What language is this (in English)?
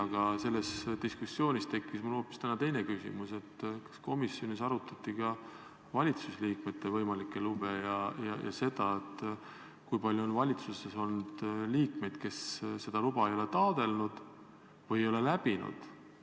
Estonian